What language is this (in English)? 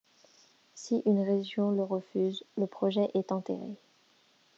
French